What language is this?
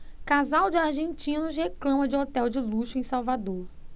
Portuguese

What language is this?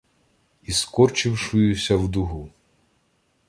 Ukrainian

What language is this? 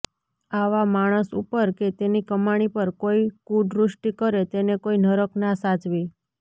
Gujarati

